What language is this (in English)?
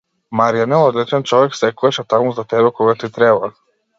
Macedonian